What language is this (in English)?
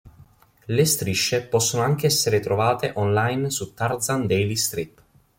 Italian